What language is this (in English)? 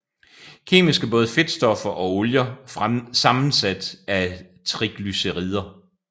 Danish